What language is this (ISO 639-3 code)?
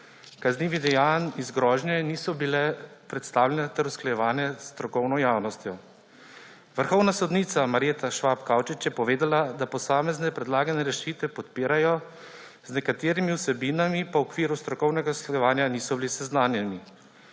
slv